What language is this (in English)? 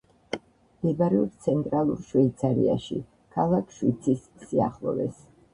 Georgian